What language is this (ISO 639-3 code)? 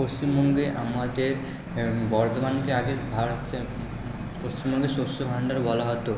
ben